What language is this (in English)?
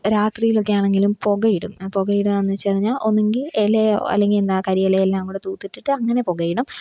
Malayalam